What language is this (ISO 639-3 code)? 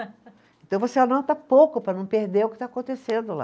por